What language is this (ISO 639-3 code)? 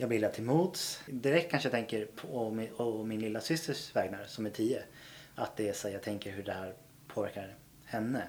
swe